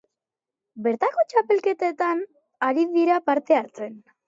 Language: Basque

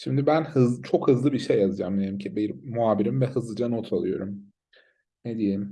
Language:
Turkish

